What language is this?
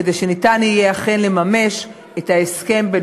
Hebrew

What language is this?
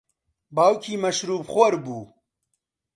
Central Kurdish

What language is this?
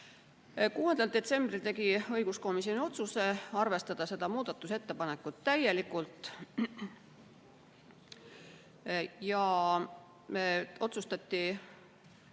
Estonian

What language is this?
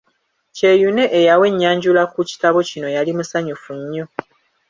Ganda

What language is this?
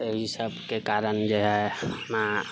Maithili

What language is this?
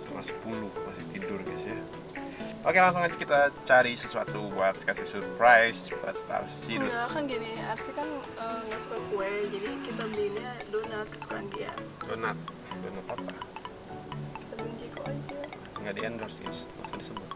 Indonesian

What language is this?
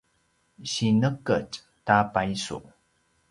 Paiwan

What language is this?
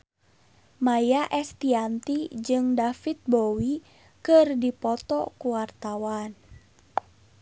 Sundanese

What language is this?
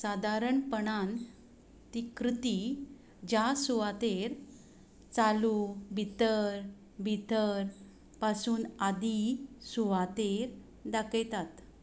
Konkani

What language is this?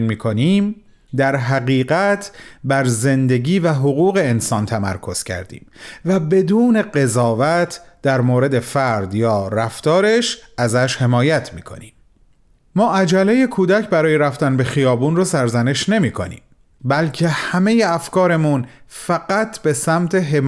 Persian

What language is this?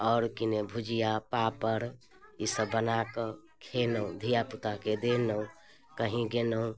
Maithili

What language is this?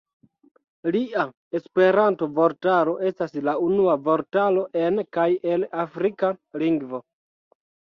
Esperanto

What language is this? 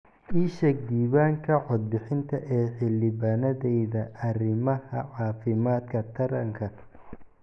Somali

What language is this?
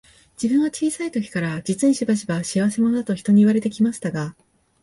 Japanese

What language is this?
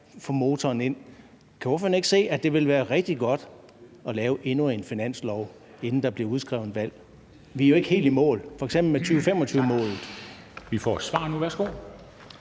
Danish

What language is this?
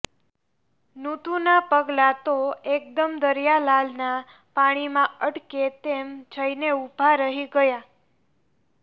Gujarati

